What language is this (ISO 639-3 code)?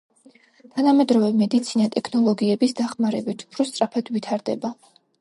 kat